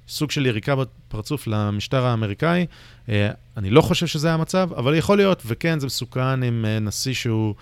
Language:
Hebrew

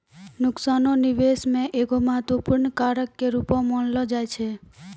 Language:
Maithili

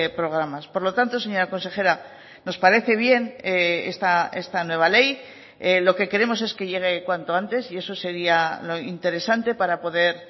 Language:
Spanish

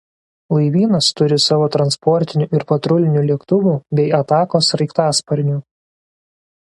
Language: Lithuanian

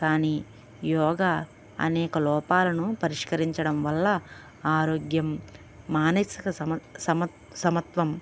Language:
Telugu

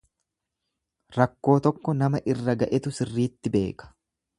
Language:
Oromo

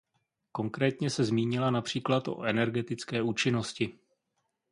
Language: Czech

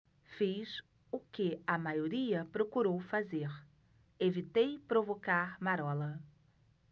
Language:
Portuguese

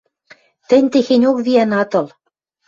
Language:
Western Mari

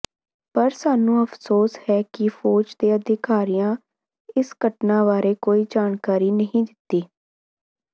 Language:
Punjabi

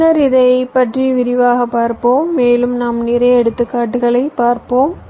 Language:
Tamil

